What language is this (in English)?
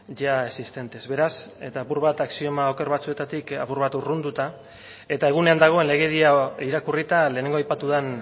Basque